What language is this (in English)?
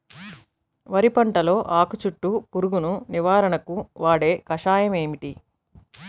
Telugu